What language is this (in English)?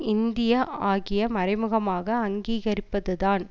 Tamil